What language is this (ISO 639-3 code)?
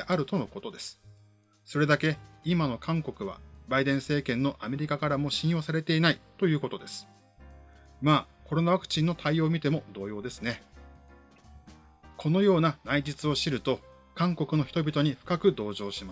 jpn